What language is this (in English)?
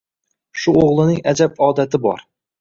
Uzbek